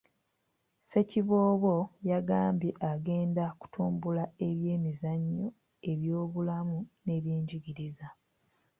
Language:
Ganda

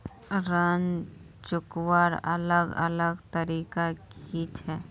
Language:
Magahi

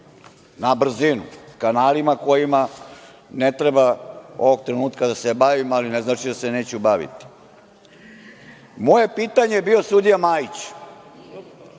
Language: Serbian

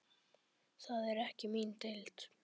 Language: Icelandic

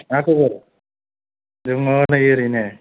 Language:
Bodo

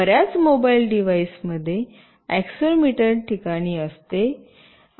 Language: Marathi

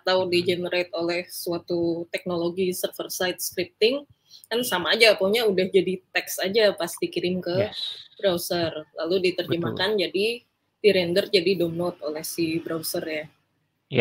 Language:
Indonesian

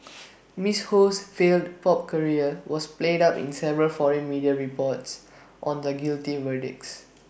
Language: English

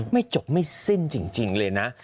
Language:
Thai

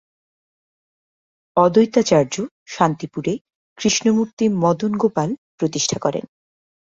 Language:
Bangla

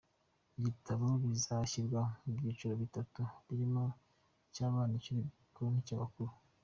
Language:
Kinyarwanda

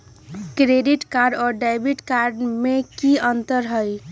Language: Magahi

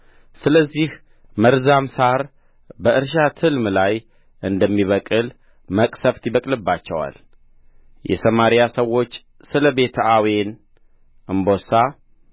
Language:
Amharic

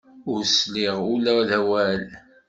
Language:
Kabyle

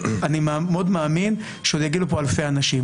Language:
Hebrew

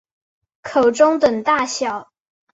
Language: Chinese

